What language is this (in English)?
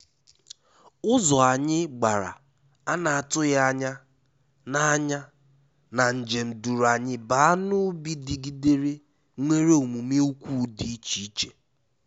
Igbo